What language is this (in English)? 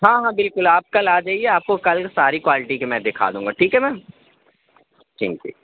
Urdu